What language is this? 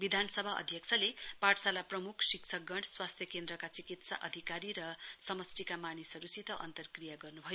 Nepali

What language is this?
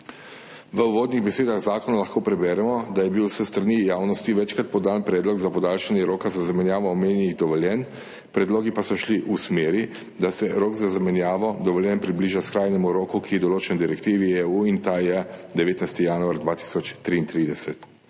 Slovenian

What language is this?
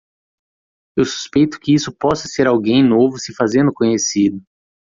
Portuguese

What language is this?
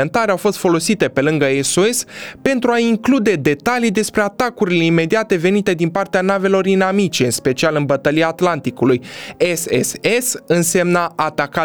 Romanian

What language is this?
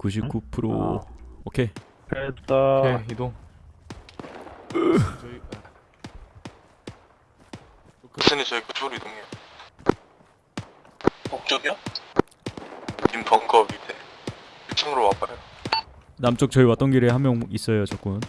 Korean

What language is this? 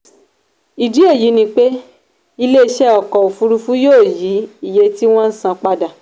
Yoruba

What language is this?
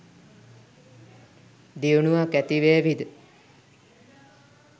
Sinhala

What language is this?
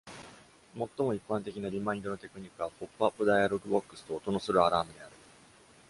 Japanese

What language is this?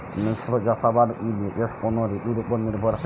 Bangla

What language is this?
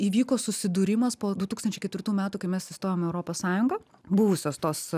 Lithuanian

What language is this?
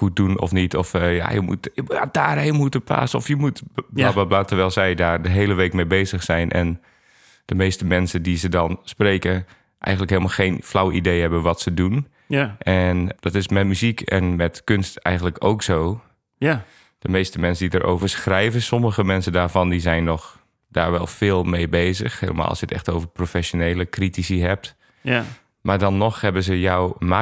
Dutch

